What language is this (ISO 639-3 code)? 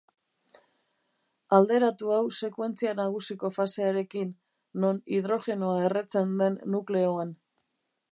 eus